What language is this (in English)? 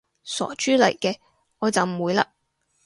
Cantonese